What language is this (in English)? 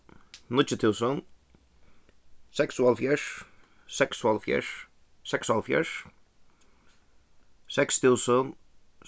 Faroese